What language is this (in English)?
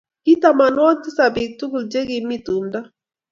Kalenjin